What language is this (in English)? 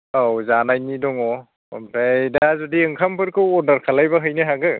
Bodo